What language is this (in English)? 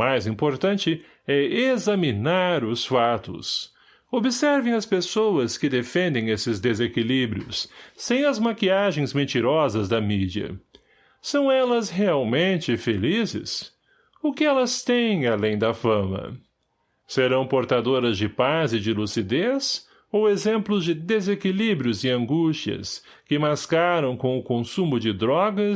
Portuguese